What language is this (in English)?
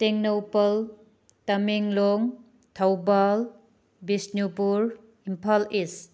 Manipuri